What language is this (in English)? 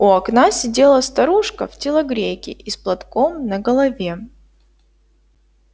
Russian